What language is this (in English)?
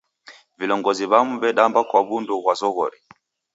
Taita